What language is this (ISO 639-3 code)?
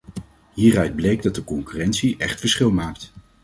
nld